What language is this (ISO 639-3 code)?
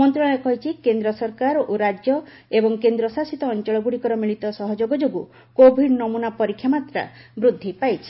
ori